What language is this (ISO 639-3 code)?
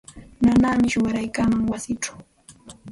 qxt